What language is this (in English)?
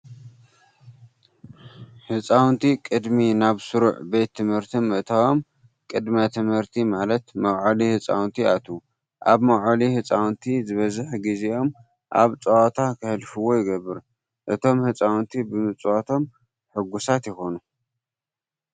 Tigrinya